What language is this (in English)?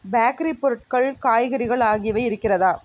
Tamil